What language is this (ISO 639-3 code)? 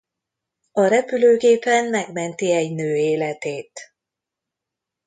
hun